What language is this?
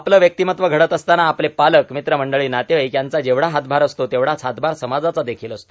Marathi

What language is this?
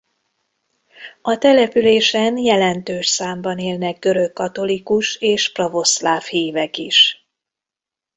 Hungarian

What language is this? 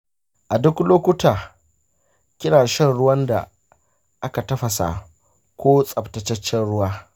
Hausa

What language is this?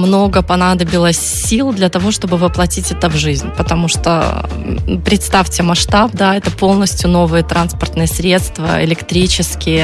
Russian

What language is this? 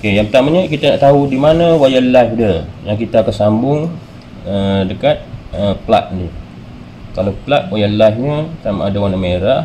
Malay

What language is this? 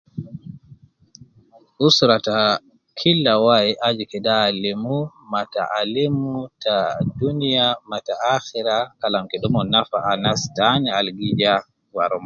Nubi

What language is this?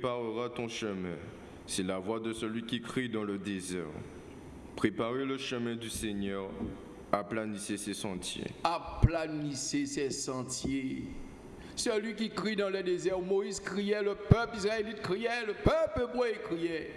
French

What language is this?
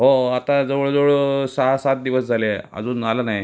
Marathi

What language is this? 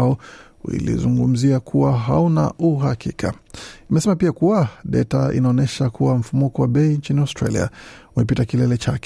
Swahili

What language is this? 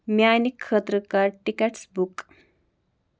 Kashmiri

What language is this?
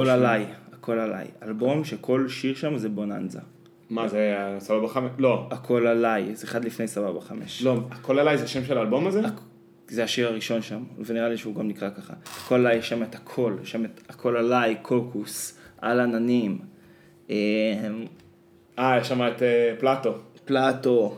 Hebrew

